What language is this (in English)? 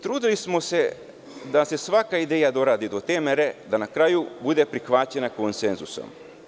Serbian